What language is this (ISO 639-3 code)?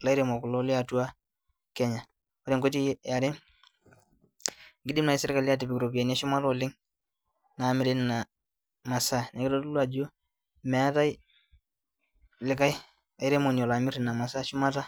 mas